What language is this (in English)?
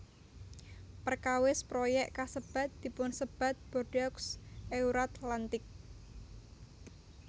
Javanese